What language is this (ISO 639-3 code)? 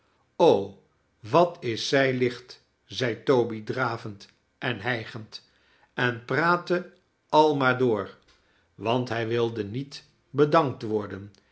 nld